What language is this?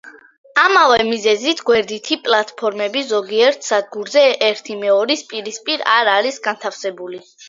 Georgian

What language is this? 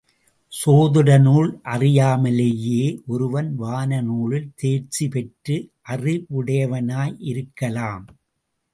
Tamil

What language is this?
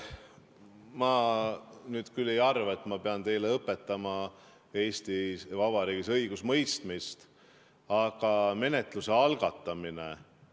Estonian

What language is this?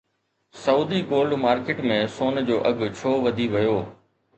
Sindhi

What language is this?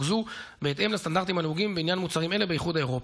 Hebrew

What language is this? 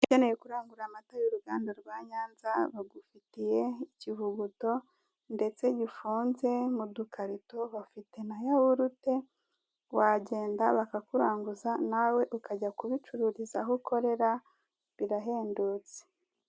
Kinyarwanda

